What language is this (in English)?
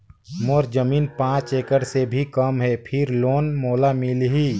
Chhattisgarhi